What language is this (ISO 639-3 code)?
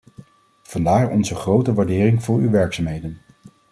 nld